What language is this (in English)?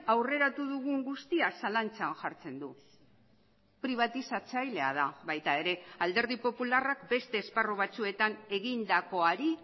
Basque